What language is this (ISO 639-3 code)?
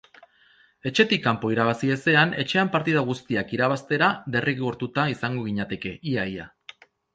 eus